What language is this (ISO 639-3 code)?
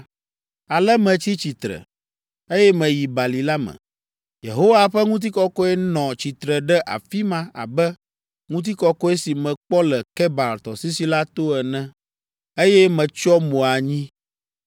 ewe